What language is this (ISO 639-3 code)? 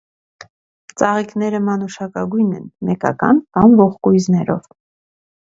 hye